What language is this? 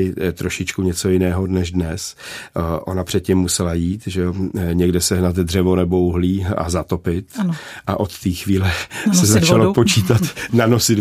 Czech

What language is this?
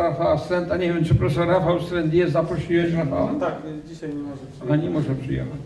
Polish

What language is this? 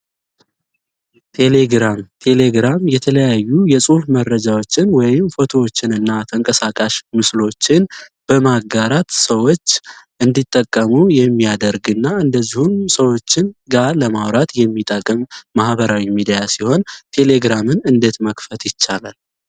Amharic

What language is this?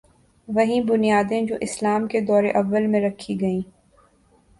Urdu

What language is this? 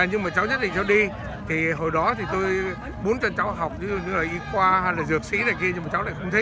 Vietnamese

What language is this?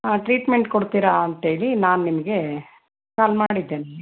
Kannada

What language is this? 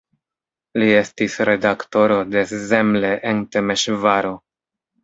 Esperanto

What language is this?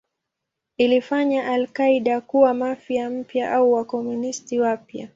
Swahili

